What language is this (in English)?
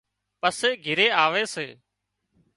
Wadiyara Koli